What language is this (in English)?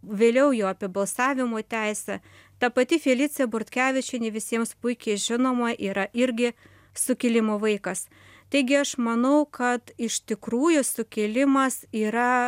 Lithuanian